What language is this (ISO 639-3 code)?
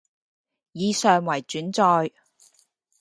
yue